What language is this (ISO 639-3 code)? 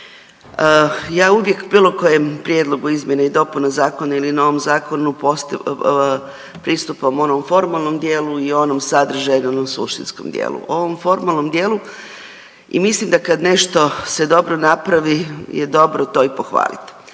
hrv